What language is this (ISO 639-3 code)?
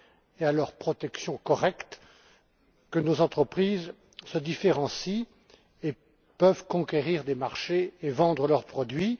fra